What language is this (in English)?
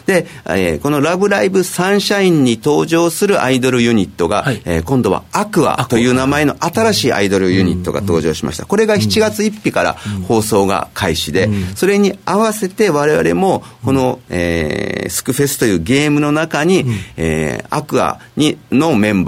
Japanese